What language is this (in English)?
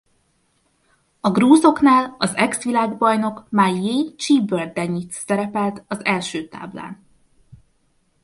Hungarian